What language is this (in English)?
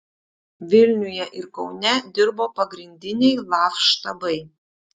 Lithuanian